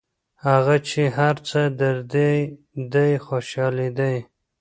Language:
Pashto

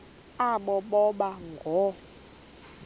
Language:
Xhosa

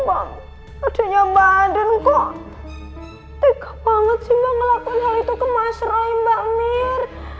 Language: Indonesian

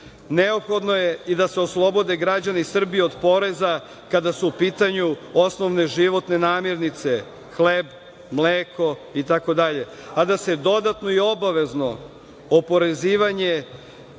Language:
Serbian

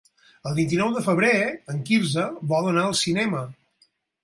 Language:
Catalan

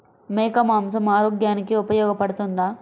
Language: Telugu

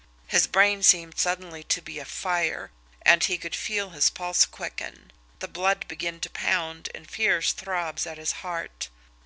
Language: English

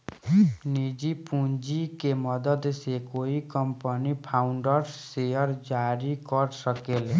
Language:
Bhojpuri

